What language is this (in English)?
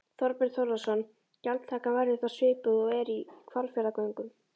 Icelandic